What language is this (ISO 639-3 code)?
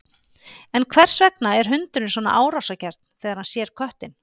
isl